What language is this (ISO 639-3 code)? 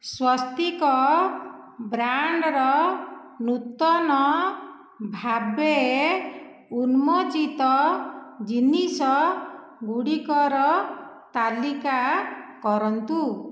ori